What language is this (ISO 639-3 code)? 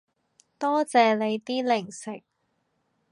yue